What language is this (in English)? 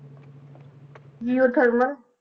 Punjabi